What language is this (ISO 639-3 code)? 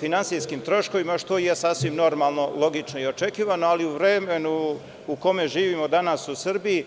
srp